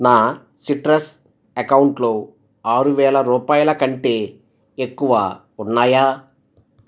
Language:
Telugu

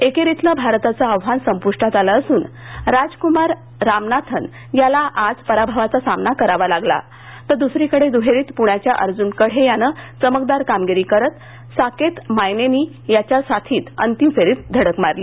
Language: Marathi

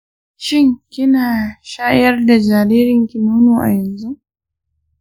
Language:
Hausa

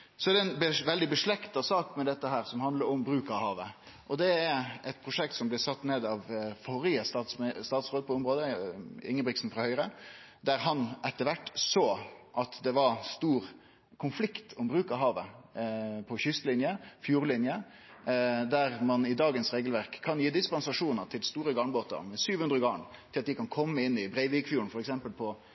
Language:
Norwegian Nynorsk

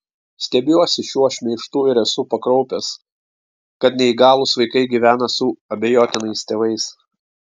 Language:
Lithuanian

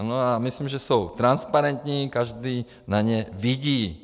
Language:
Czech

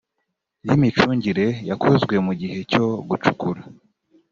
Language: Kinyarwanda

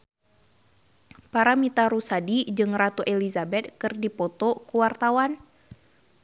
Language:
Sundanese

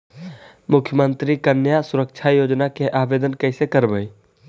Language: Magahi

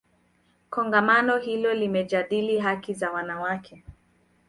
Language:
Swahili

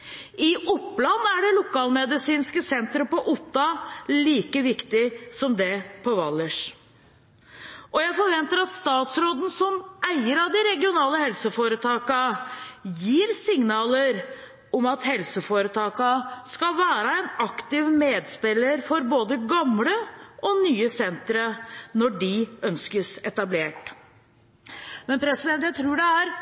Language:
Norwegian Bokmål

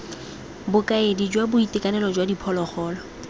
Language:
Tswana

